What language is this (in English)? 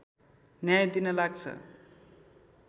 Nepali